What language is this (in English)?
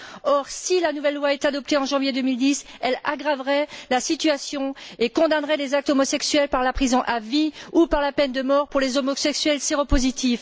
French